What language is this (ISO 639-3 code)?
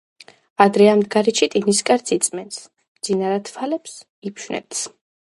kat